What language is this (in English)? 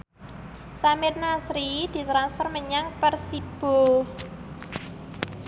Javanese